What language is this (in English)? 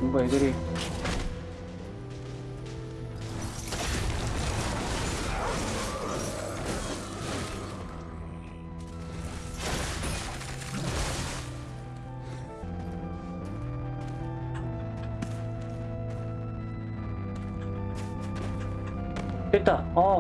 Korean